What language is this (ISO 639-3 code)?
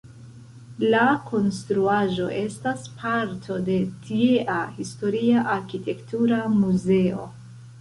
epo